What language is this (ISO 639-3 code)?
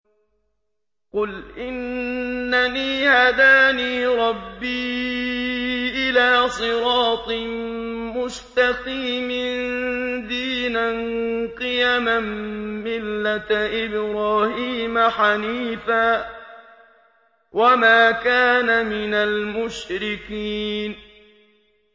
ara